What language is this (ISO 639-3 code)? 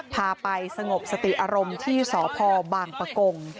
tha